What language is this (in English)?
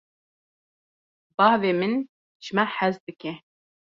Kurdish